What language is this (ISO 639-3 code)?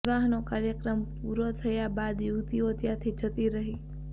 guj